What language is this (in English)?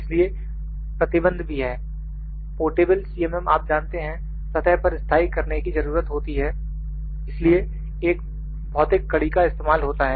Hindi